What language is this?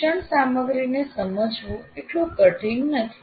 Gujarati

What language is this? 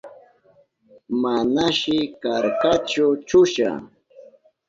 Southern Pastaza Quechua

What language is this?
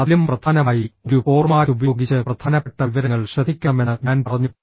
Malayalam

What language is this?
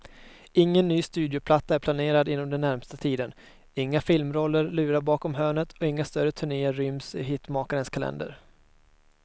Swedish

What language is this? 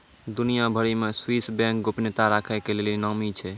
Maithili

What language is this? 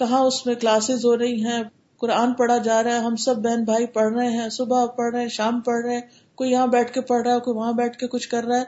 Urdu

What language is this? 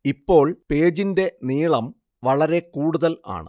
Malayalam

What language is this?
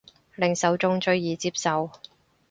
Cantonese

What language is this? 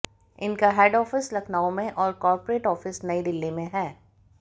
Hindi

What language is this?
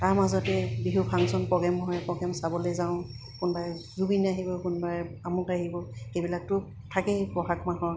Assamese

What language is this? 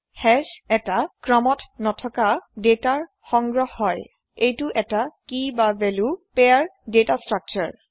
Assamese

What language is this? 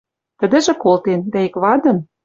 Western Mari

